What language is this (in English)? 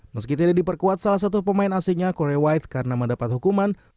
Indonesian